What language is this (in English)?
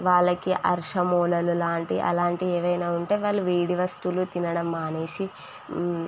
Telugu